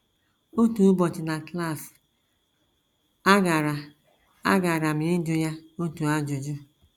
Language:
Igbo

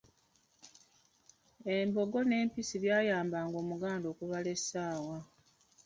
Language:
Ganda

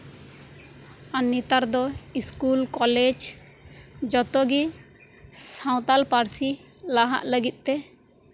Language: Santali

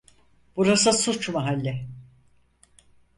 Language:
Turkish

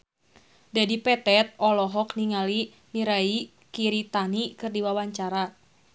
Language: Sundanese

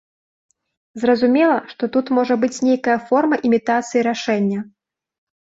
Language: Belarusian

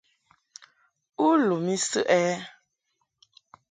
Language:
Mungaka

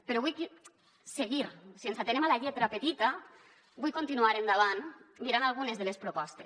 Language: Catalan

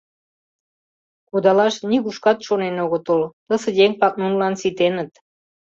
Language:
Mari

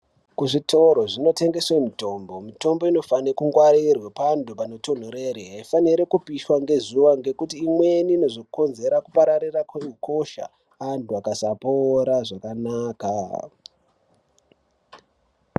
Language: Ndau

